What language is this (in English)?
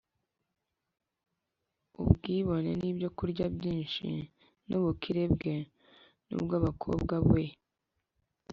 Kinyarwanda